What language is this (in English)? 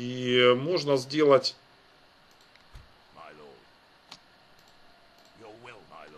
Russian